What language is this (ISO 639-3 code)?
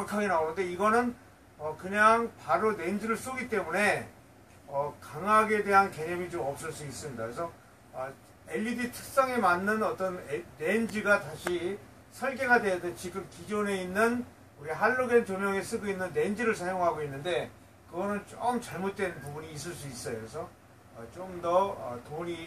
kor